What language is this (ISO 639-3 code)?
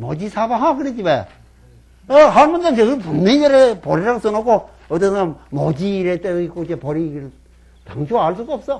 kor